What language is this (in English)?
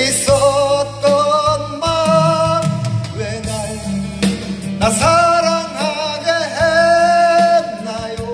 Korean